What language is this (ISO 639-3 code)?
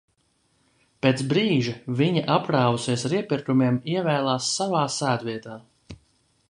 lav